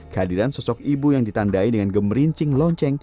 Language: Indonesian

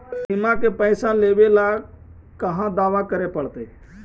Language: Magahi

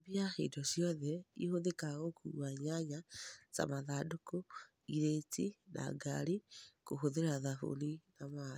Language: Kikuyu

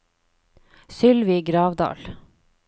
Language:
Norwegian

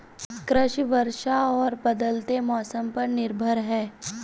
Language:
Hindi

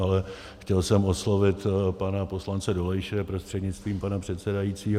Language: Czech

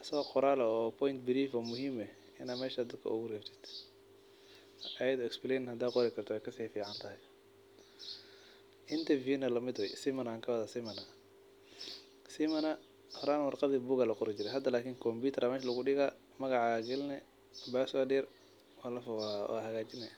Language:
Somali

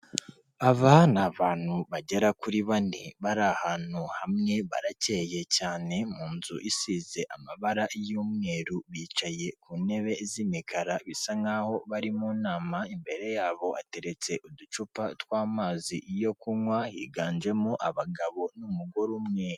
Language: Kinyarwanda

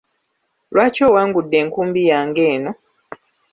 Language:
Ganda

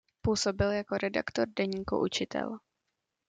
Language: Czech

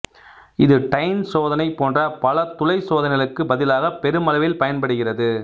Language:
Tamil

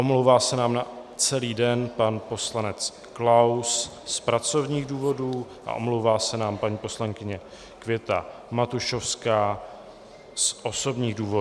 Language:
Czech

